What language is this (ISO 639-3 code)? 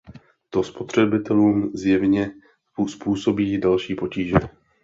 ces